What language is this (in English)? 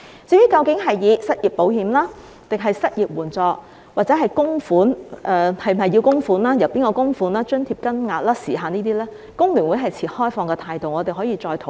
Cantonese